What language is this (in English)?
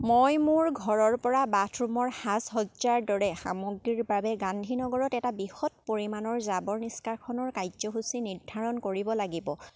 Assamese